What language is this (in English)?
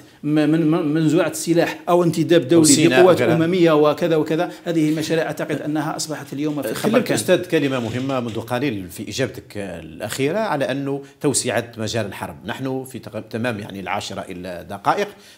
Arabic